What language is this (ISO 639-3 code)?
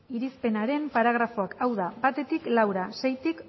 eus